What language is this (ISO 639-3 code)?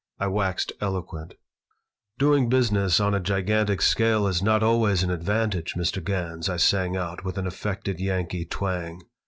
eng